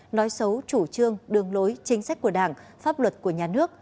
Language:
Vietnamese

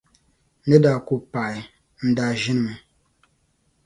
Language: Dagbani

